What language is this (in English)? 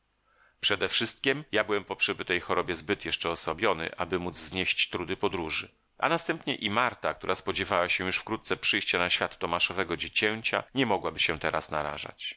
Polish